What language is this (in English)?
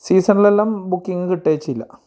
Malayalam